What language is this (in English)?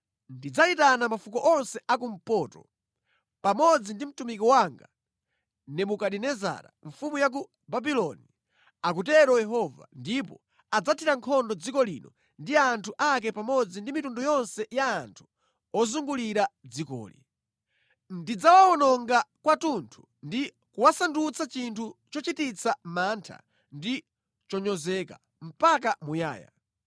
Nyanja